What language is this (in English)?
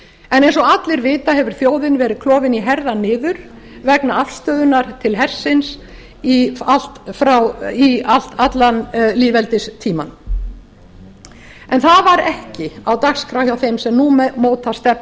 Icelandic